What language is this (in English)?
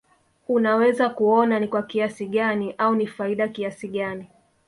Swahili